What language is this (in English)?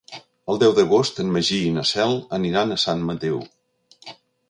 Catalan